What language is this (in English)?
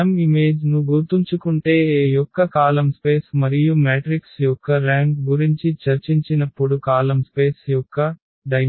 Telugu